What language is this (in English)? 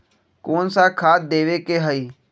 Magahi